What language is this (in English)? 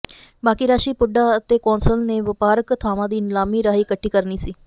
Punjabi